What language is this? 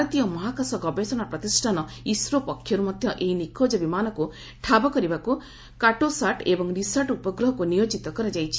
Odia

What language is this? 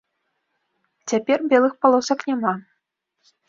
Belarusian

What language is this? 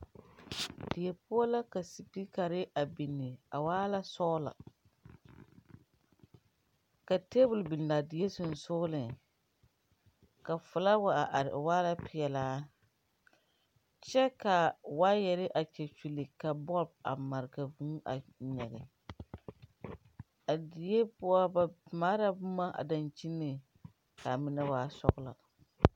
Southern Dagaare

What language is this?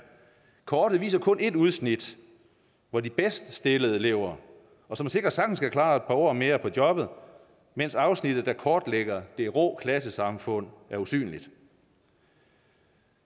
Danish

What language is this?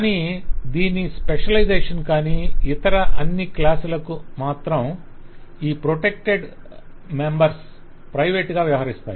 Telugu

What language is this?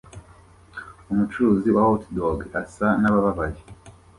Kinyarwanda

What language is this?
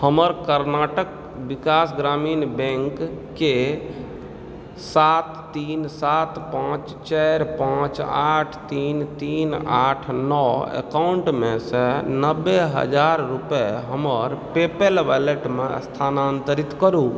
Maithili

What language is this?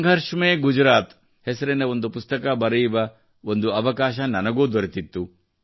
Kannada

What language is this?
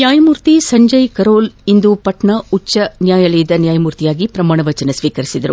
Kannada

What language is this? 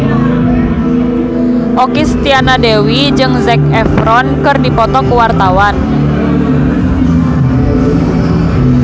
Sundanese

